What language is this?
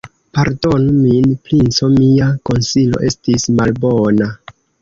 Esperanto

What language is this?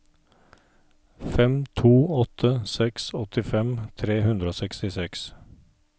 Norwegian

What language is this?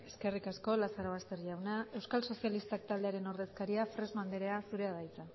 Basque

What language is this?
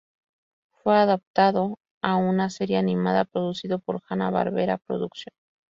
Spanish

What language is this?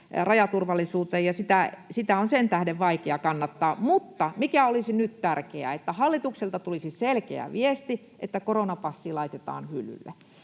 Finnish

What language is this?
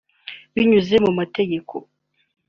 Kinyarwanda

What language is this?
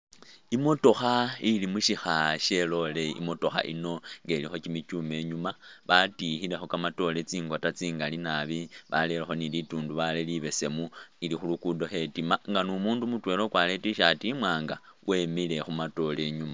Masaaba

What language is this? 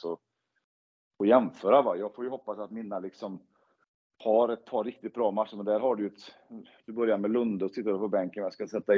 Swedish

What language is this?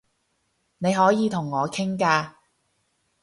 Cantonese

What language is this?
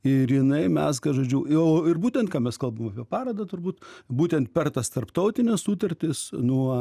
Lithuanian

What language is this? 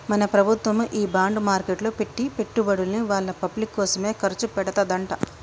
Telugu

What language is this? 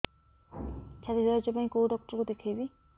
Odia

